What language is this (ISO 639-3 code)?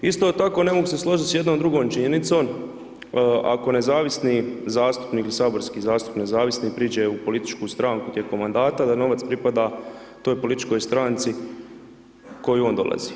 hrv